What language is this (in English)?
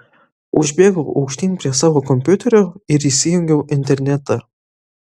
Lithuanian